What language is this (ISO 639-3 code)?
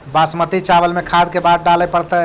mag